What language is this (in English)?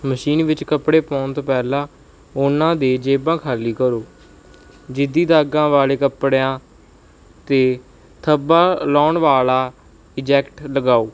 Punjabi